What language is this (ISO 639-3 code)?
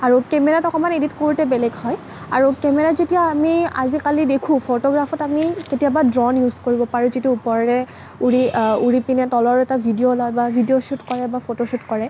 asm